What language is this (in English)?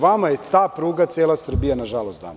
Serbian